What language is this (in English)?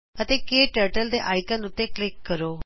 Punjabi